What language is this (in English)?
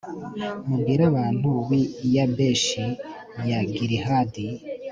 Kinyarwanda